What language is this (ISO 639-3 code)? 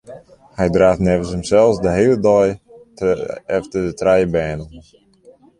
fry